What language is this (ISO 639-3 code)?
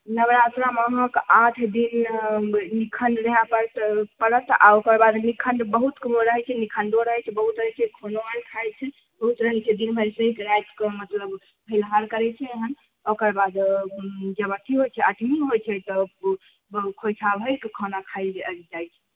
mai